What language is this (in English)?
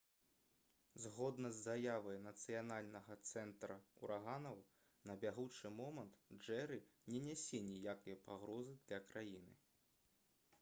Belarusian